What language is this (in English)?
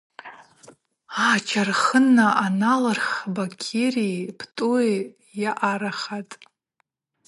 Abaza